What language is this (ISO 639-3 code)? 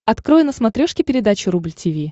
rus